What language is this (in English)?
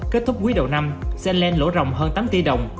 Vietnamese